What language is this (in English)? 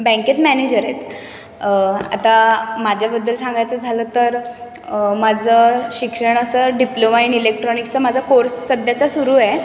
Marathi